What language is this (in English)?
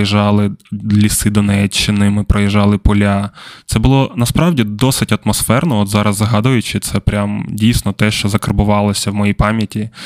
Ukrainian